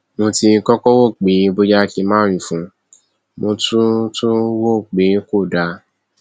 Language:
Yoruba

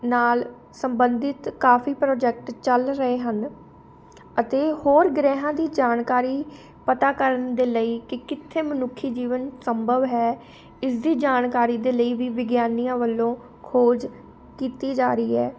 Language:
Punjabi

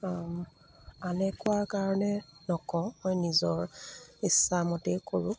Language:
Assamese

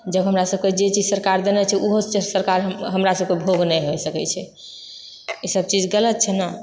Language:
Maithili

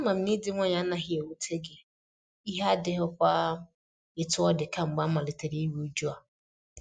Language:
Igbo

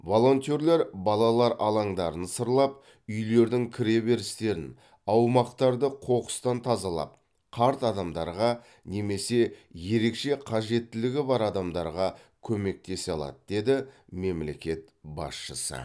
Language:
Kazakh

